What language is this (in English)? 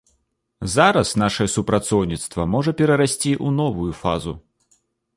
Belarusian